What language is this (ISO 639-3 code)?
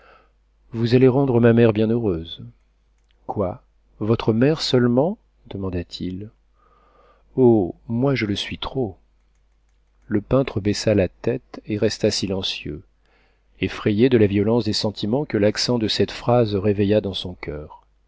fra